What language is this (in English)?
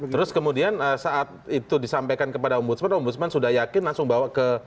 Indonesian